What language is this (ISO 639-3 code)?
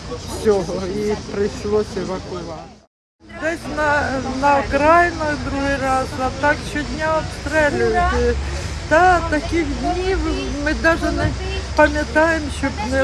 ukr